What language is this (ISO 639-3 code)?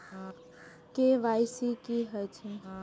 mai